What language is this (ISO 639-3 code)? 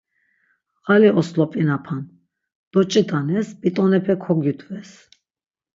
lzz